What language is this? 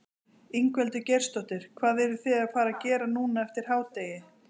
Icelandic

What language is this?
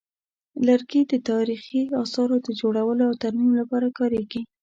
Pashto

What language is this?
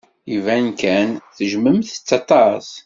Kabyle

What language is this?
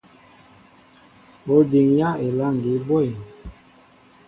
Mbo (Cameroon)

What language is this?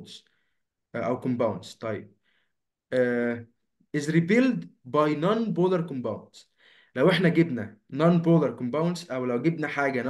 Arabic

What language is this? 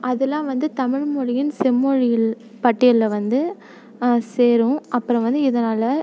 Tamil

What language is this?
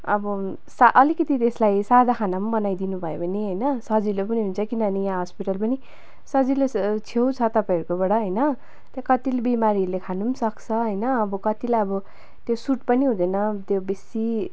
Nepali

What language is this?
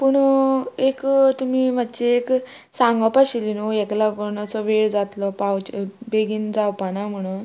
Konkani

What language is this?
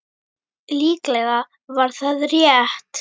Icelandic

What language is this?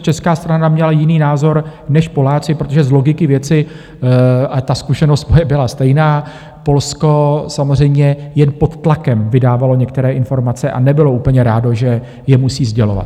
Czech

